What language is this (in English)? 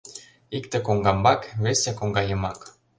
Mari